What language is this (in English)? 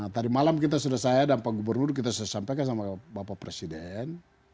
Indonesian